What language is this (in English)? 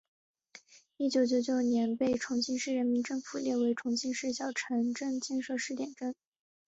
Chinese